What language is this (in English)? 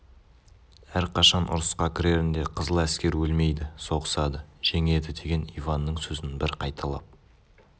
Kazakh